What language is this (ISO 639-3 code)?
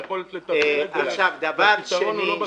heb